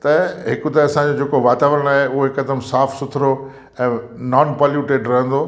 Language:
Sindhi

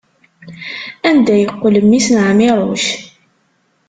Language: Kabyle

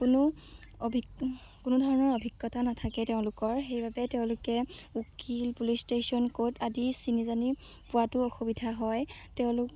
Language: Assamese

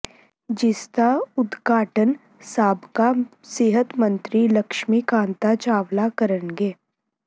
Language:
Punjabi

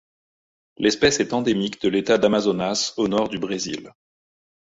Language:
French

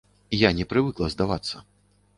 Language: Belarusian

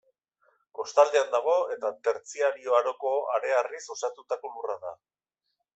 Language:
Basque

